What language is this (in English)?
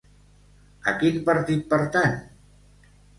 Catalan